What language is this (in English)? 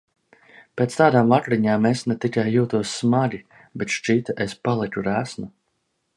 Latvian